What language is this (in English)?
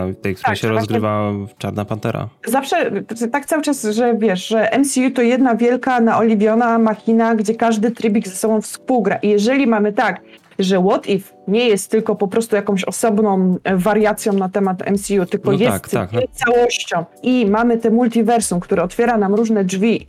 Polish